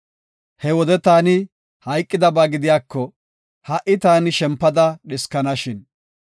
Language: Gofa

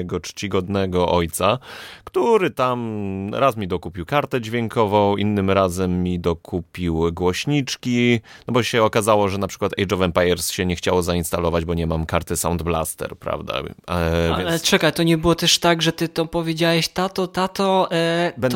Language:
Polish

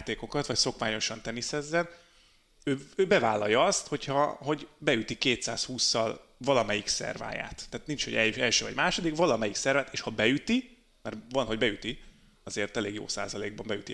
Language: Hungarian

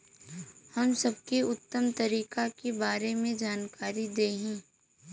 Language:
Bhojpuri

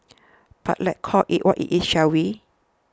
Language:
English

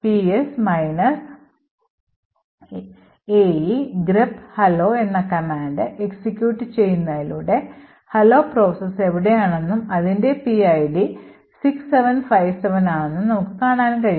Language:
Malayalam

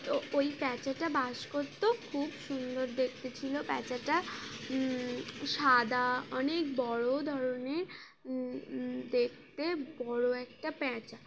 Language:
Bangla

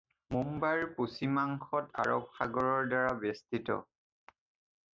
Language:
Assamese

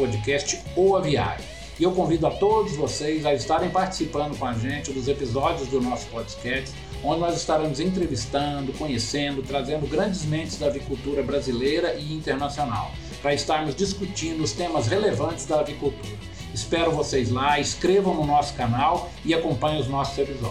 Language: Portuguese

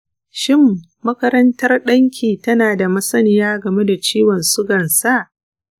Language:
Hausa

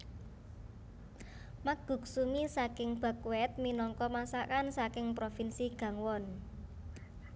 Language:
Javanese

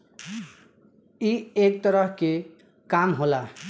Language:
Bhojpuri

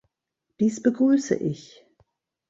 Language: German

